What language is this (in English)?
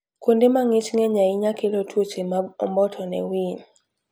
Luo (Kenya and Tanzania)